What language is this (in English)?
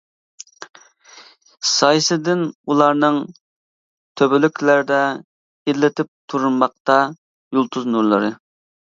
Uyghur